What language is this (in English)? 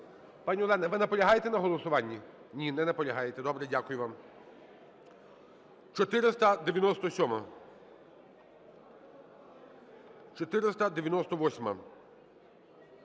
Ukrainian